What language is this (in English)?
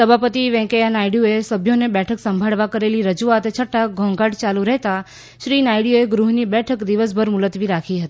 Gujarati